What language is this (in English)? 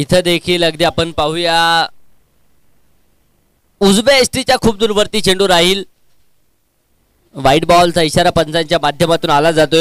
Hindi